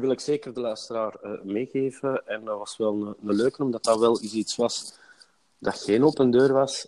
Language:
Dutch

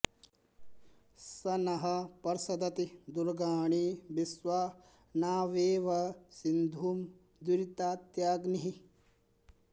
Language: Sanskrit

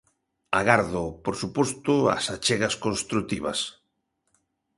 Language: Galician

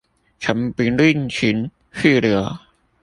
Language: Chinese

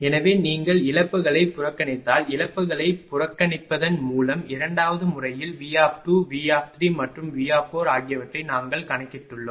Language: Tamil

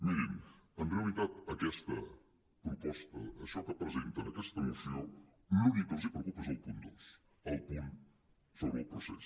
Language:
Catalan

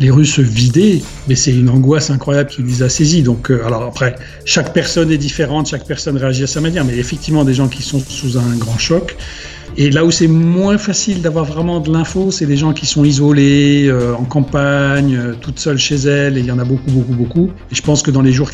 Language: French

